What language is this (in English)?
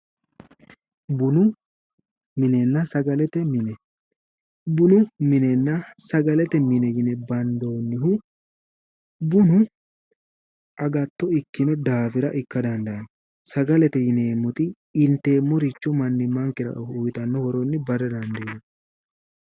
Sidamo